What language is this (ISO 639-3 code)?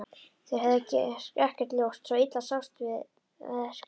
isl